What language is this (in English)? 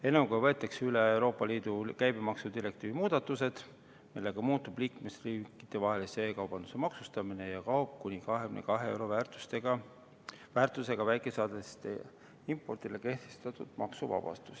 Estonian